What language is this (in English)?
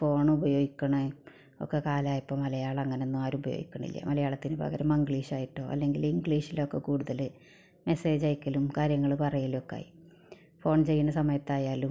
Malayalam